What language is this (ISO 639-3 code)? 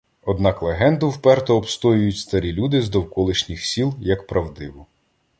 ukr